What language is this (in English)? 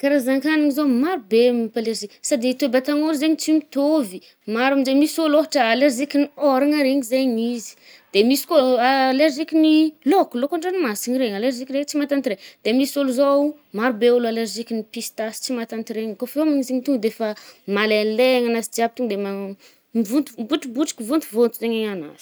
Northern Betsimisaraka Malagasy